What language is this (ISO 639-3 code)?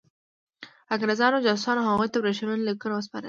pus